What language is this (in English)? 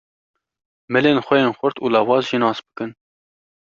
Kurdish